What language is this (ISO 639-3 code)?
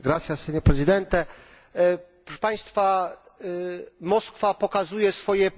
pol